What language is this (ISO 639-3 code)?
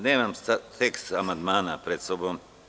srp